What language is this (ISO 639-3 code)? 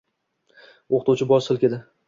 uzb